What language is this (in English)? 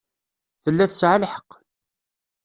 Kabyle